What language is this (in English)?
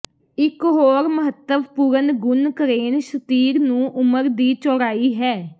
Punjabi